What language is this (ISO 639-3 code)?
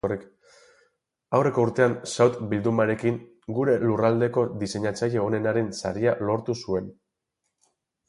eus